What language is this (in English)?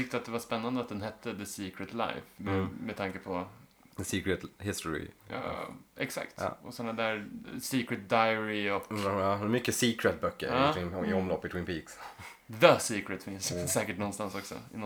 Swedish